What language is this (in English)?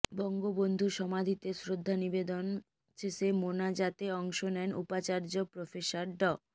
Bangla